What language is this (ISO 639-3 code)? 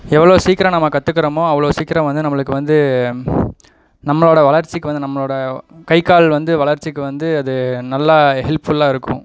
tam